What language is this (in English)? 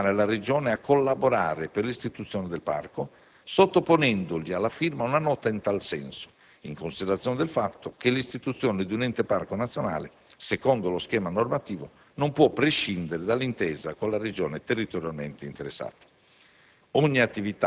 Italian